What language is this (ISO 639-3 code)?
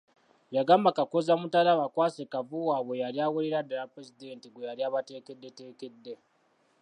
lug